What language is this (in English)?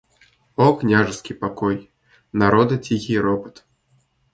Russian